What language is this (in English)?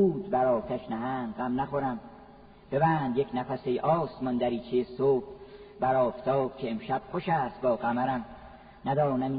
Persian